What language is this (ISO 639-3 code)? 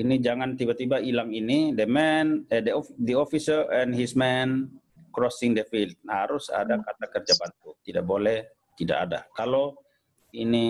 ind